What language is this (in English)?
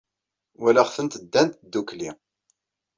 Kabyle